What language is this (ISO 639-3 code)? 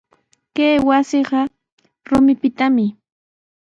qws